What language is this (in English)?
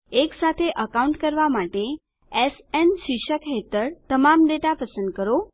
Gujarati